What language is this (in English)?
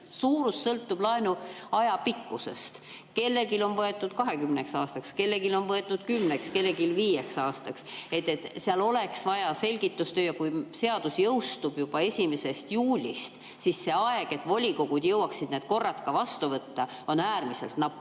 Estonian